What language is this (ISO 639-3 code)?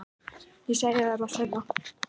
isl